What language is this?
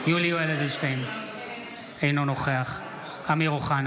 Hebrew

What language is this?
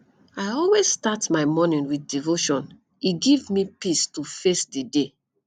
Nigerian Pidgin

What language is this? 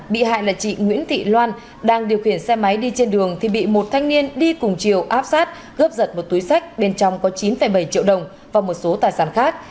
Vietnamese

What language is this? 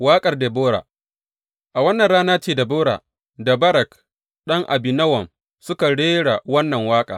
Hausa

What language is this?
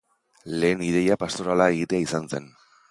Basque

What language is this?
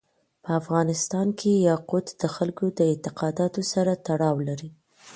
Pashto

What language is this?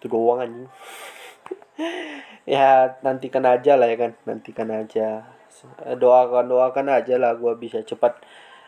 Indonesian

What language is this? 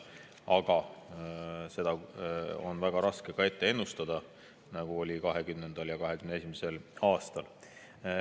Estonian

